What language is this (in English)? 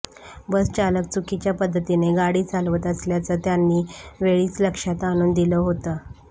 Marathi